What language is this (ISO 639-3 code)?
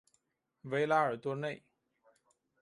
zho